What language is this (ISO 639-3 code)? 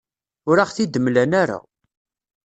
kab